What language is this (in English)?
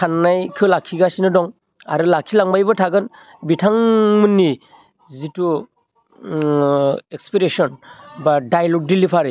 Bodo